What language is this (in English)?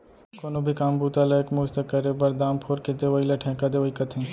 Chhattisgarhi